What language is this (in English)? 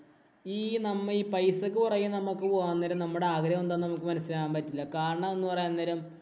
Malayalam